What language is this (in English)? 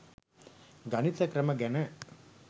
Sinhala